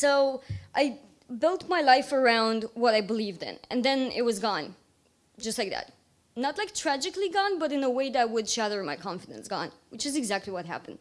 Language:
English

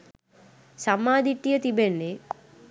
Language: Sinhala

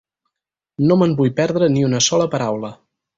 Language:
Catalan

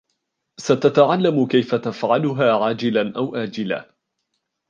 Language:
Arabic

